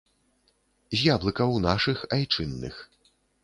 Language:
Belarusian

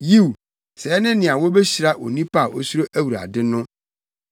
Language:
Akan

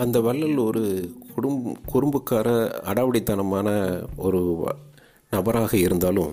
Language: Tamil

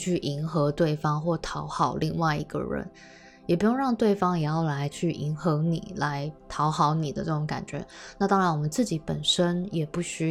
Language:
Chinese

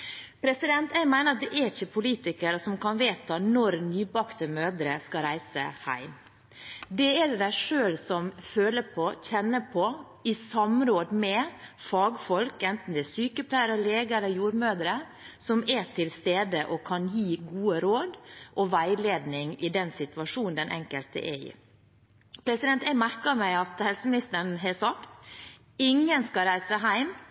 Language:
Norwegian Bokmål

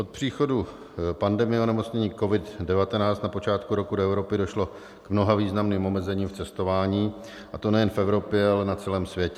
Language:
Czech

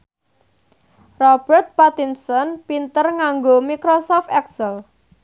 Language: Javanese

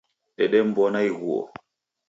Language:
Taita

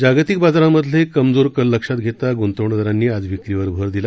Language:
Marathi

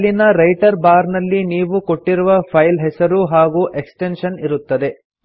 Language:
Kannada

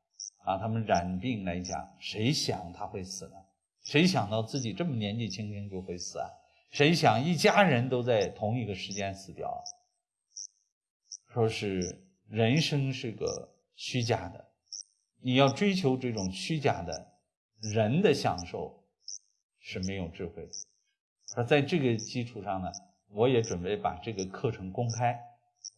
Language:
Chinese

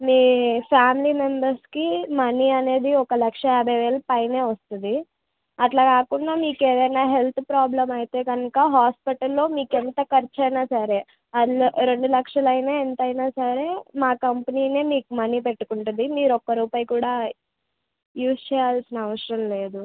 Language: Telugu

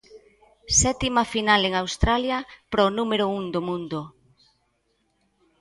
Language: Galician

